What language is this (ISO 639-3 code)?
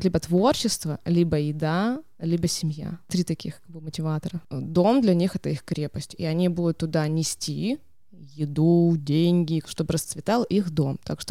rus